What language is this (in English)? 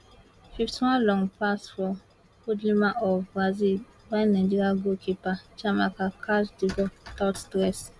Nigerian Pidgin